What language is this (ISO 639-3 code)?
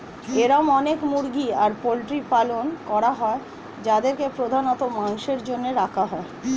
ben